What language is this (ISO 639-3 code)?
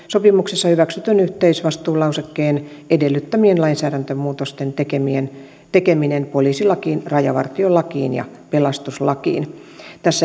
fin